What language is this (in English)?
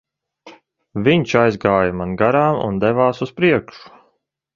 Latvian